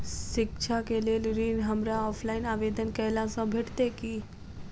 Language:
Maithili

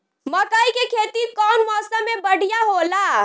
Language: Bhojpuri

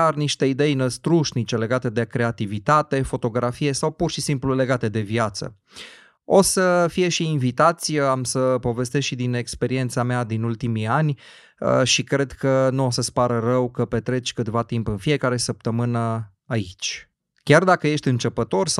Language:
Romanian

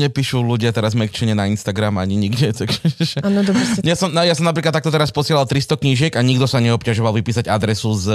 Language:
Slovak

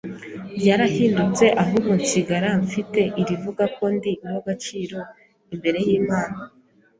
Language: Kinyarwanda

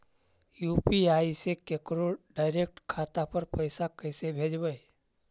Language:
Magahi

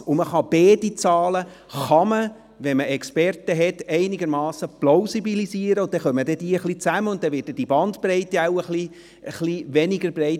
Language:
Swiss German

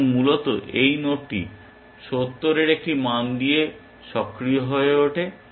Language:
Bangla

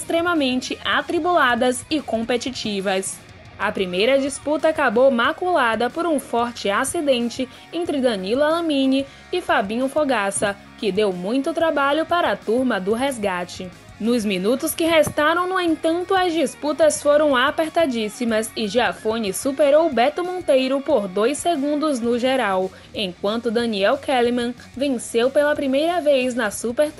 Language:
Portuguese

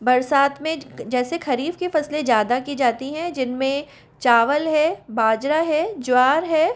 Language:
Hindi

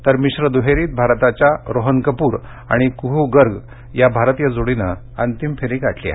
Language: Marathi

